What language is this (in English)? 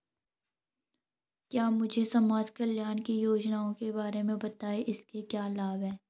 Hindi